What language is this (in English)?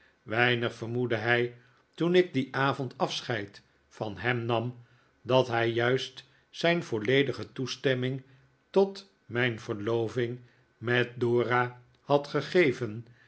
Dutch